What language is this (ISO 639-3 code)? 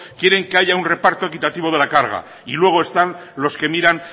spa